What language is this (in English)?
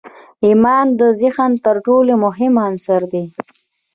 Pashto